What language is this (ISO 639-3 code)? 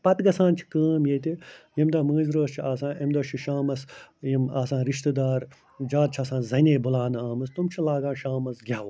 kas